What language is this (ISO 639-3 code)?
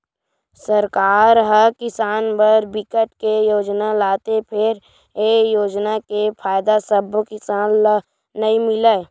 hne